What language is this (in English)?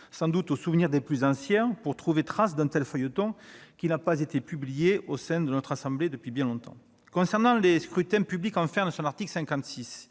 French